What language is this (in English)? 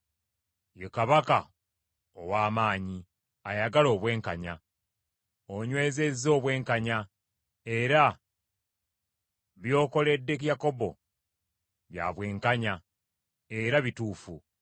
Ganda